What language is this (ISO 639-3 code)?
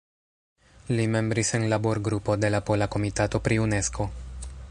epo